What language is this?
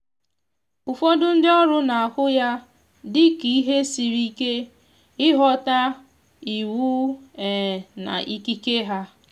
Igbo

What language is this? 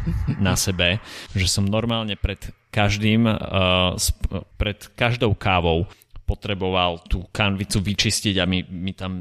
Slovak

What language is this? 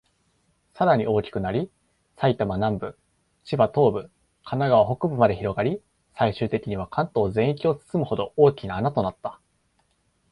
Japanese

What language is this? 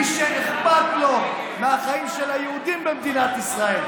Hebrew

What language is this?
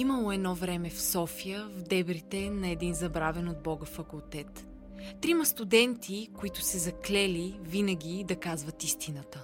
Bulgarian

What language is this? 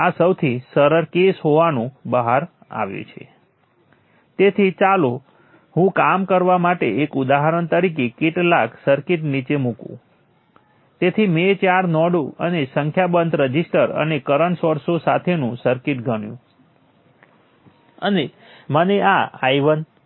Gujarati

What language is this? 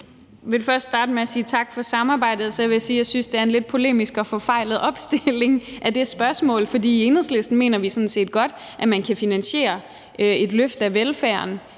Danish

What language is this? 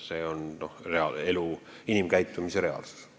Estonian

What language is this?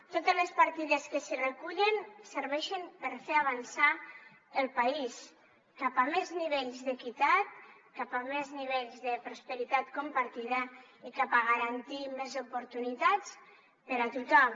Catalan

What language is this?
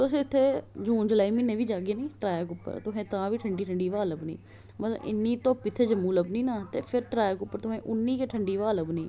Dogri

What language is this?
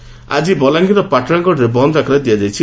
Odia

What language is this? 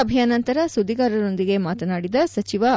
Kannada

